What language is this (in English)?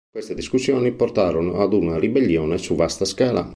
Italian